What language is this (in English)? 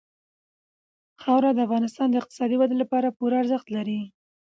Pashto